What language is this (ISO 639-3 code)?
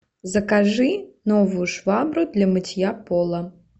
rus